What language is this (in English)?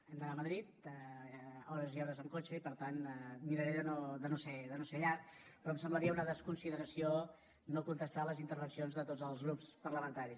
Catalan